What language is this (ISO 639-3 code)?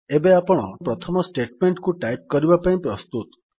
ori